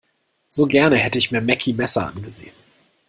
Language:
German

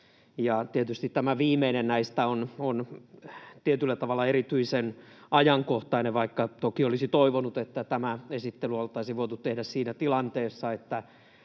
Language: Finnish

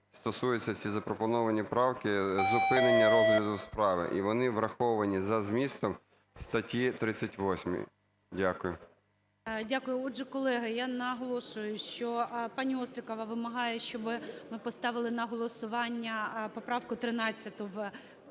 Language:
Ukrainian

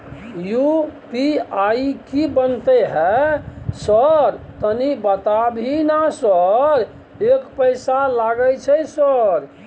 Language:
Maithili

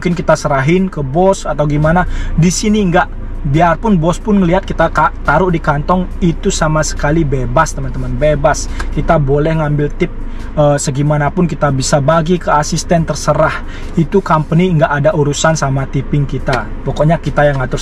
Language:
Indonesian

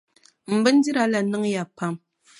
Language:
Dagbani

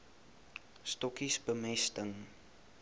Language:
Afrikaans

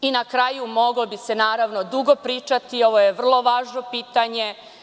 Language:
Serbian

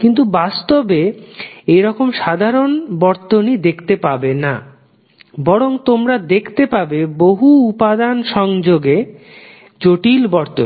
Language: Bangla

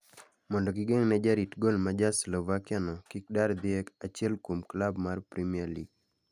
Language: Luo (Kenya and Tanzania)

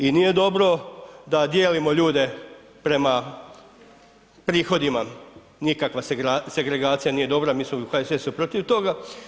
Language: Croatian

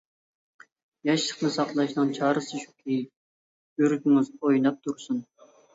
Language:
Uyghur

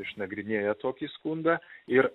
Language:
Lithuanian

